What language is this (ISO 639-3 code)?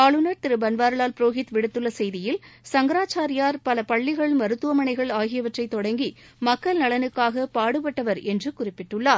tam